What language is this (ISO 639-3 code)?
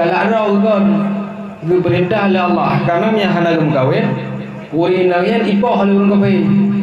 msa